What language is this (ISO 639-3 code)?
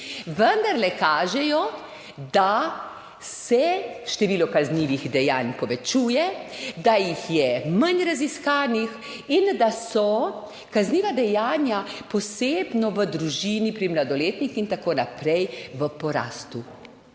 slv